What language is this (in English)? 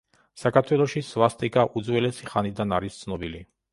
Georgian